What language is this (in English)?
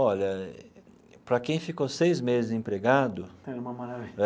Portuguese